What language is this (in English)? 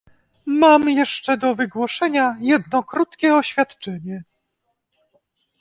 Polish